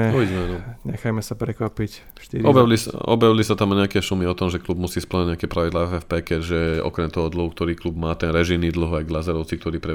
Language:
Slovak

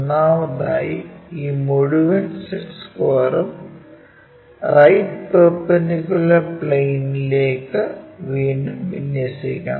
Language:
Malayalam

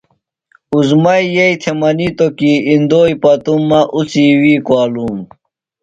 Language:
Phalura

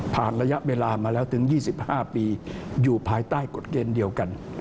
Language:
Thai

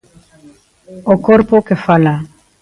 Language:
Galician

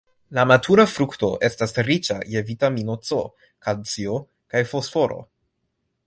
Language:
Esperanto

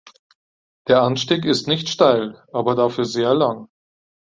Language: German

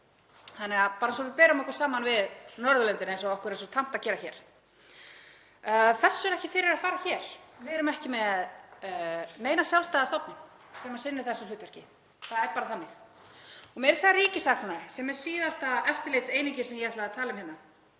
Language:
Icelandic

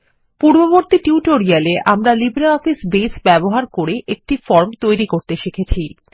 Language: Bangla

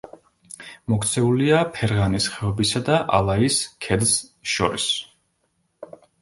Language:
Georgian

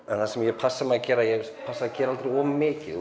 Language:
Icelandic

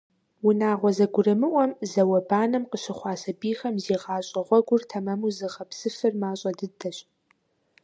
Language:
Kabardian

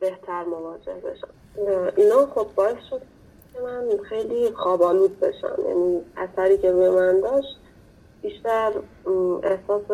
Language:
Persian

